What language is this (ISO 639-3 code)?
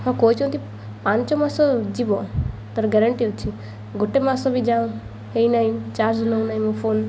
ori